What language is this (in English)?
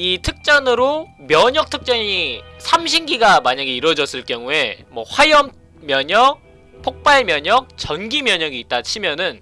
Korean